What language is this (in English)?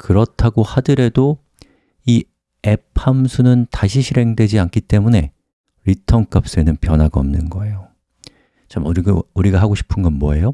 Korean